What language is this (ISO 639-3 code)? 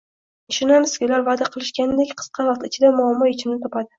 uzb